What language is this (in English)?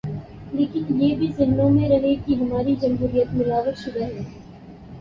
Urdu